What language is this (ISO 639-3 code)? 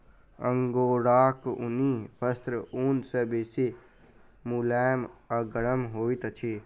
mai